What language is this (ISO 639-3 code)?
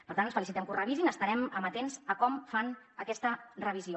cat